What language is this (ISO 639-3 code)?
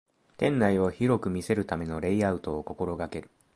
jpn